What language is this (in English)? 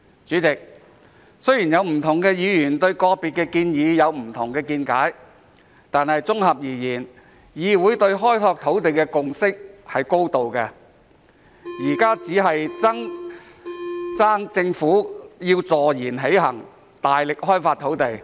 Cantonese